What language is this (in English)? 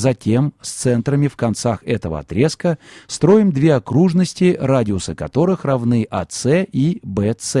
Russian